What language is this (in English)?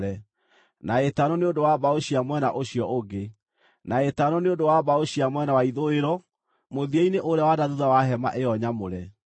Kikuyu